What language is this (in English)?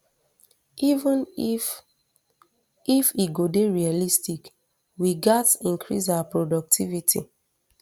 Nigerian Pidgin